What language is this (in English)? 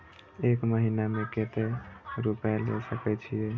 Maithili